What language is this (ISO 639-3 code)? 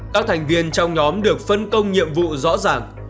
vie